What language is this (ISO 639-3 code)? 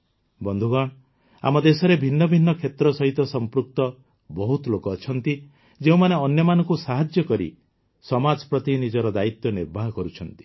ori